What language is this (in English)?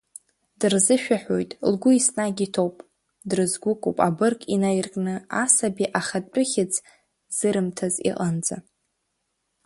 Abkhazian